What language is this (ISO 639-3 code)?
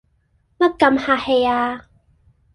yue